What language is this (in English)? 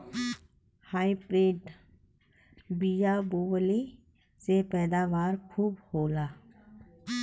Bhojpuri